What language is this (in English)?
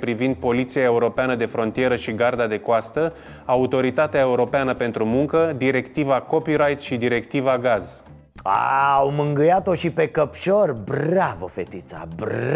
Romanian